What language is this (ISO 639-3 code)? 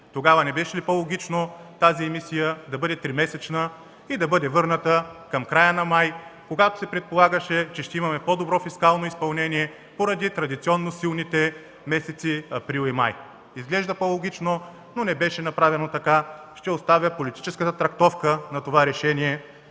bul